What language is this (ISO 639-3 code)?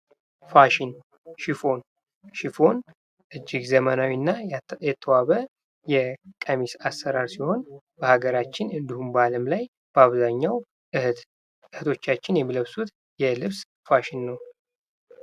amh